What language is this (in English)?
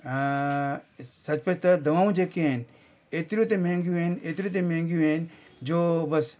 Sindhi